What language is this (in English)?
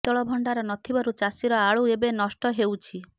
Odia